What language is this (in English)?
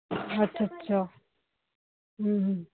Punjabi